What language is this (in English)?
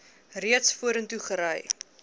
Afrikaans